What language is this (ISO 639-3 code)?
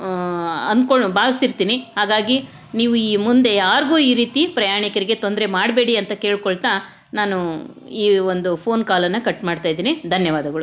kan